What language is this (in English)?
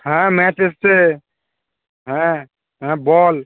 Bangla